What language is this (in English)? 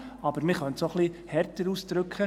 Swiss German